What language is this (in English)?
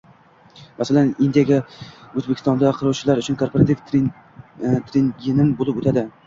Uzbek